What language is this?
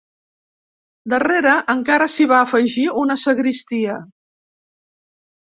Catalan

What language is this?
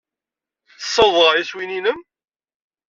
Kabyle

